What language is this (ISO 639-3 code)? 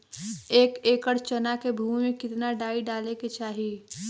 bho